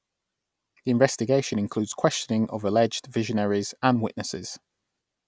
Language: English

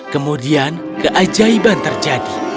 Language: Indonesian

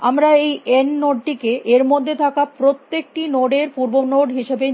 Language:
Bangla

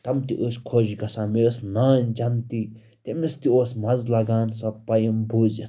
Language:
Kashmiri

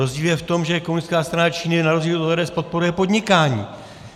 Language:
Czech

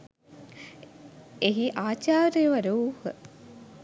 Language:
Sinhala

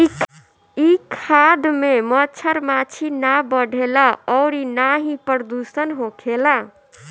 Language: Bhojpuri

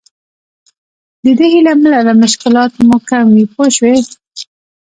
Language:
Pashto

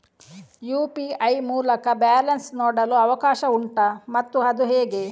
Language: Kannada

